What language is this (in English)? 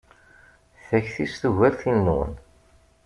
Kabyle